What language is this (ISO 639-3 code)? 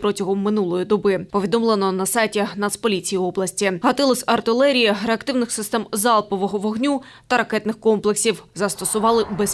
rus